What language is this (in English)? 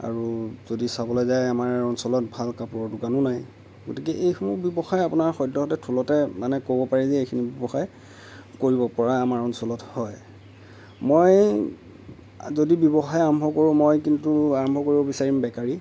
Assamese